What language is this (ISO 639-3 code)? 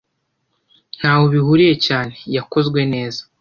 kin